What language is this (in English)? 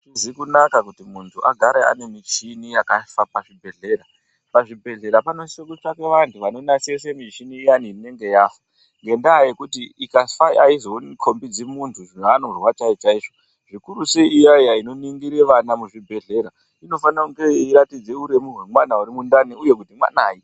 Ndau